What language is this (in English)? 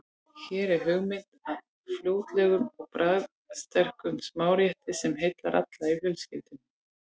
Icelandic